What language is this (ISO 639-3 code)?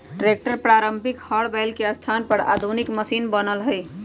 mag